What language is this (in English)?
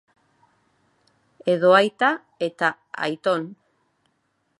Basque